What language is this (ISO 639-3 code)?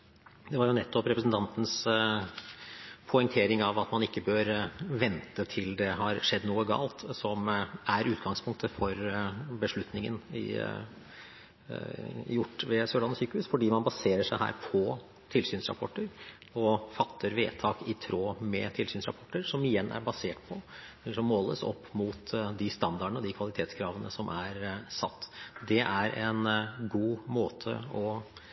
nob